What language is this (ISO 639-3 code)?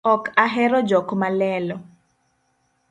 luo